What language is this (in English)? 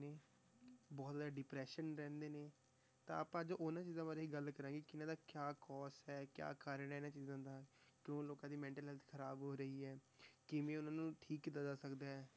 Punjabi